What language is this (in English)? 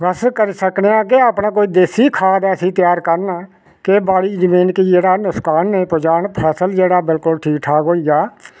Dogri